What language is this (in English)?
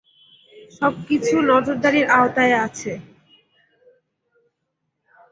Bangla